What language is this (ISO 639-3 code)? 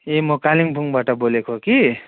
nep